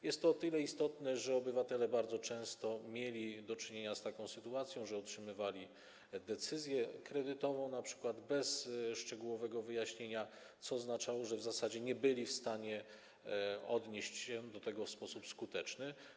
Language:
Polish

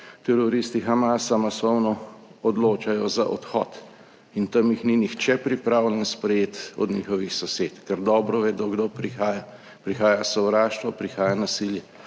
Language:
Slovenian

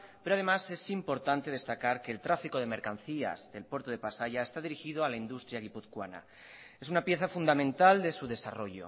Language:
Spanish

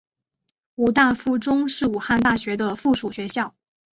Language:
Chinese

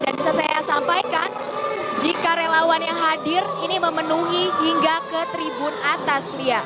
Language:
Indonesian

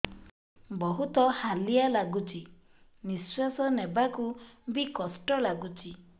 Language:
Odia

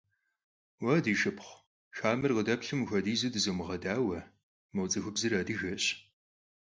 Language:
Kabardian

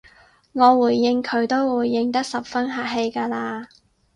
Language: Cantonese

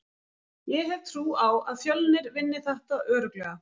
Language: Icelandic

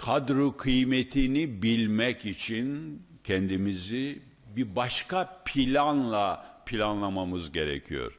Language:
Turkish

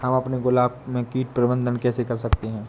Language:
Hindi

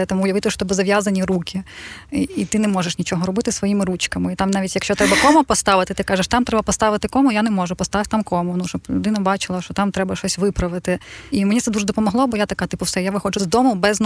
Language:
Ukrainian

